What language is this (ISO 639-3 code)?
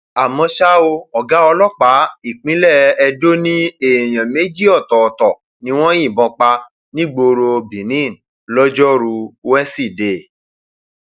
yor